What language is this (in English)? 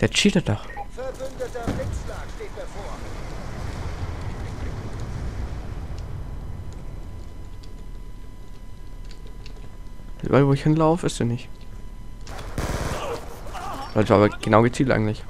German